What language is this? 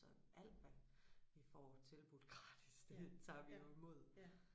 Danish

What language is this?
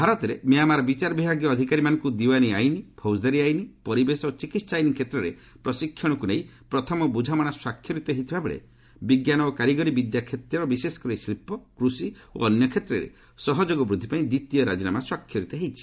Odia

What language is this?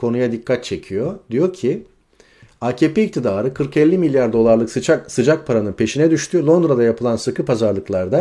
Turkish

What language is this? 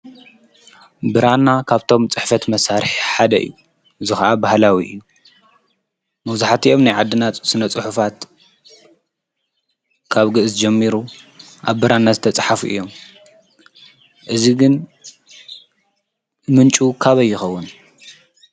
Tigrinya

